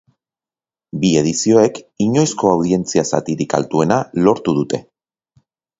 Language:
Basque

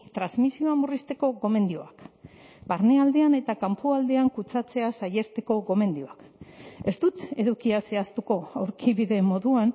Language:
Basque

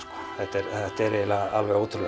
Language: Icelandic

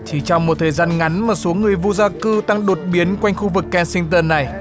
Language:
Vietnamese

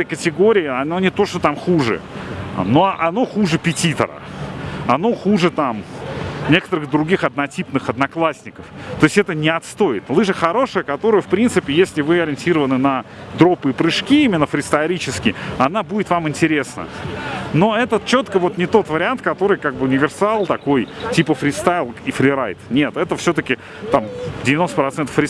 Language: Russian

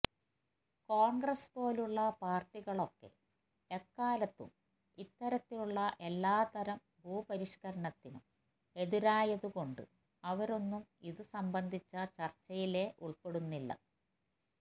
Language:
Malayalam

